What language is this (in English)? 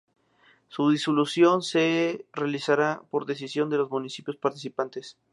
Spanish